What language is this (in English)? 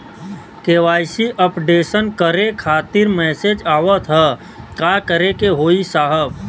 Bhojpuri